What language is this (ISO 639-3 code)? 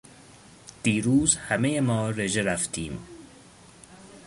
fas